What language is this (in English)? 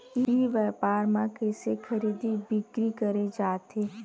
Chhattisgarhi